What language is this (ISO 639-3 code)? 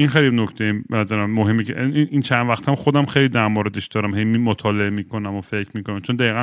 fas